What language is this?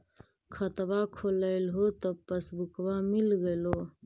Magahi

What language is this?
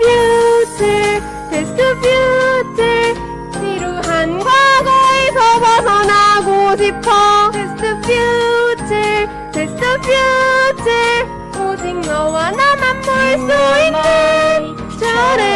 Korean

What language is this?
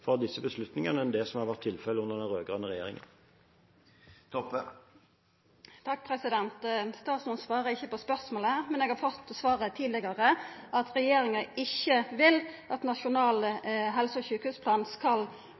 Norwegian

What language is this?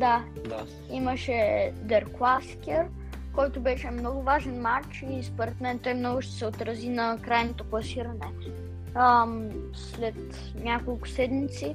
Bulgarian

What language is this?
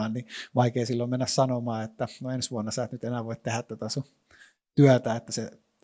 Finnish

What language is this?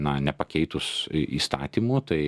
Lithuanian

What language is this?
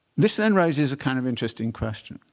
English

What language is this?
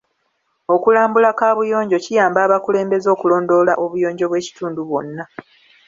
Ganda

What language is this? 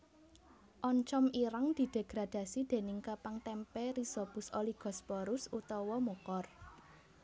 Javanese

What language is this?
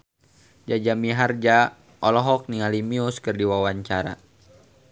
Sundanese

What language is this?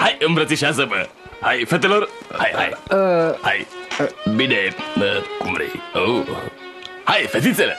Romanian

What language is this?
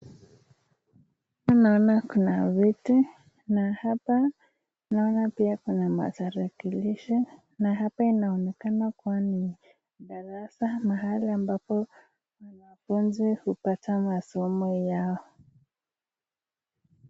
Swahili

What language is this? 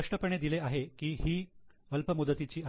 Marathi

